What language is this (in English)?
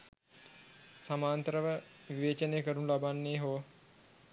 Sinhala